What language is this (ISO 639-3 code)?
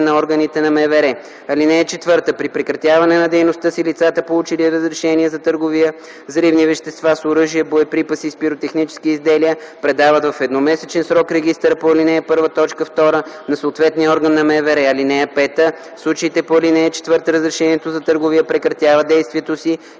bul